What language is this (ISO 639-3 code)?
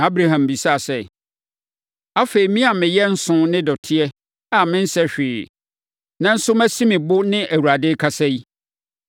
aka